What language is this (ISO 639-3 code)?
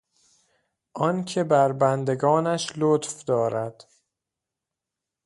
fas